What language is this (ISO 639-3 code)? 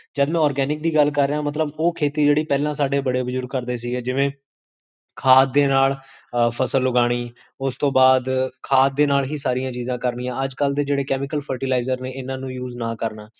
pan